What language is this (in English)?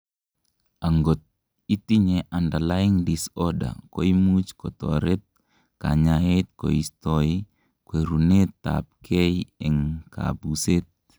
Kalenjin